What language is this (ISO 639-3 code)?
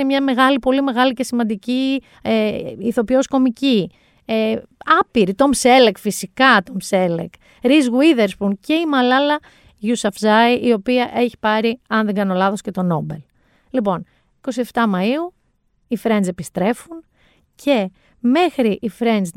ell